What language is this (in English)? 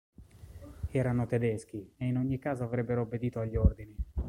Italian